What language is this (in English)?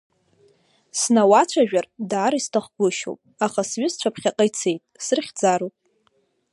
Abkhazian